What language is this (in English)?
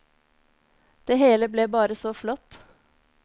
Norwegian